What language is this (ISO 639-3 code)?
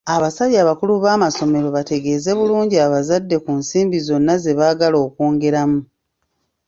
lug